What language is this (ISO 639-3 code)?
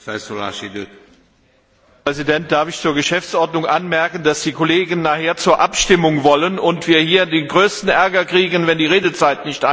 deu